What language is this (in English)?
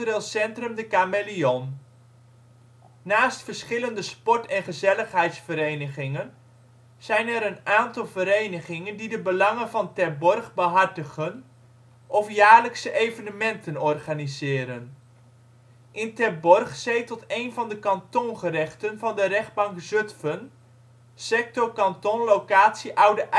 Dutch